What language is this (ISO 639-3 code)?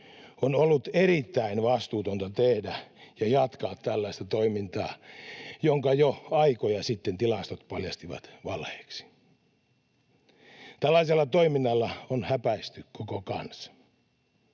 fin